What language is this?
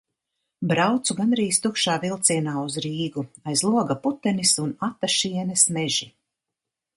Latvian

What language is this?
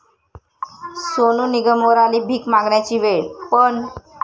Marathi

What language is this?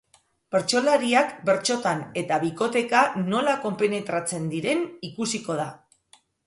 Basque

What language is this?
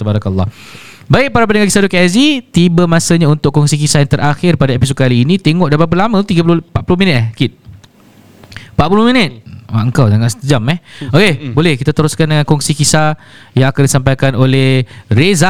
Malay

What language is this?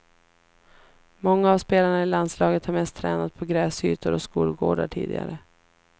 Swedish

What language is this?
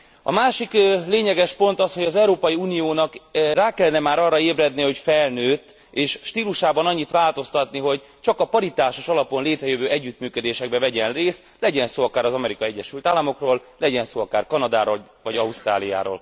Hungarian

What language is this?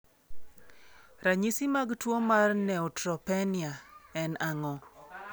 Luo (Kenya and Tanzania)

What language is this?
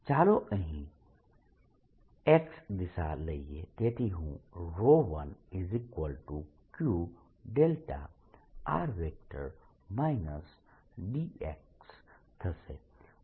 Gujarati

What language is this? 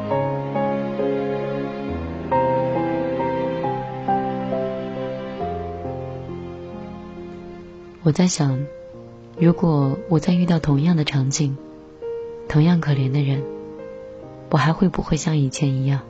Chinese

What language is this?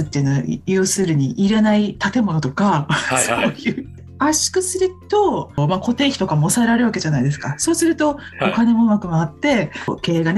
Japanese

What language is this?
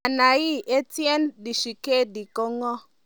Kalenjin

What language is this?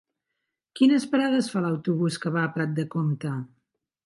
Catalan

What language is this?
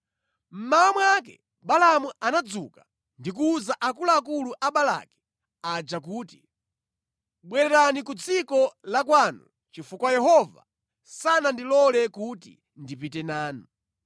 Nyanja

